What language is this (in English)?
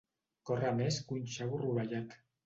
Catalan